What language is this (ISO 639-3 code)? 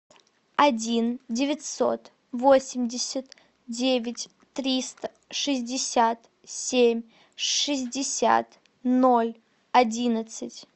rus